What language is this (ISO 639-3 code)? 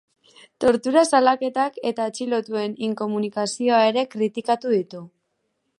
eus